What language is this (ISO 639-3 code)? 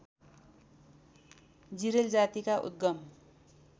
nep